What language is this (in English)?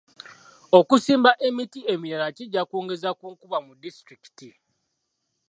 Ganda